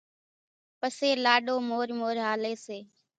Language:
Kachi Koli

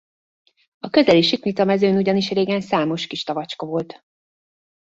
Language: Hungarian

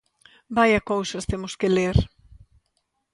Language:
Galician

